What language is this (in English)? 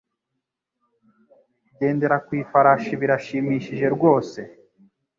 Kinyarwanda